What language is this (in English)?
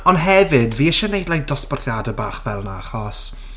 Welsh